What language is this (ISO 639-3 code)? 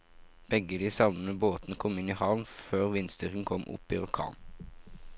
nor